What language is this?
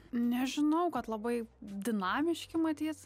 Lithuanian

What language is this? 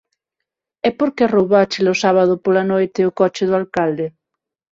Galician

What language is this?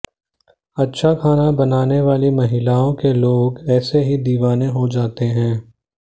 Hindi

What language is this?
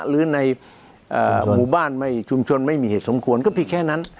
Thai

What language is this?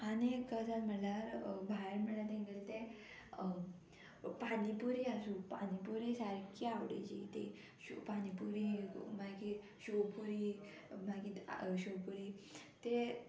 Konkani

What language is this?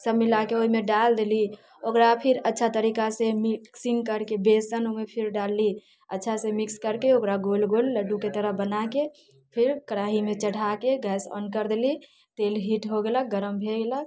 Maithili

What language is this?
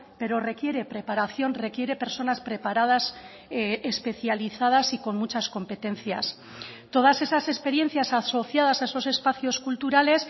Spanish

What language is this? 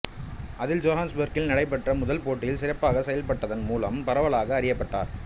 Tamil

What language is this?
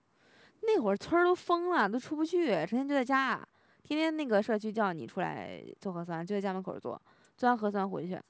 Chinese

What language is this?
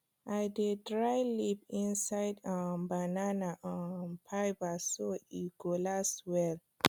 Nigerian Pidgin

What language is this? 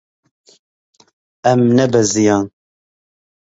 Kurdish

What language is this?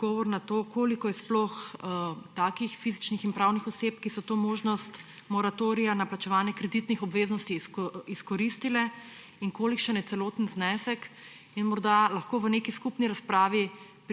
Slovenian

